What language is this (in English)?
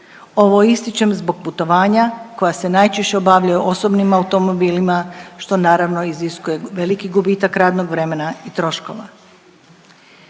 Croatian